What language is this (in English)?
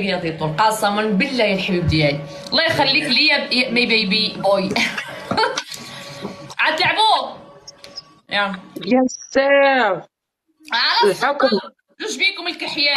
Arabic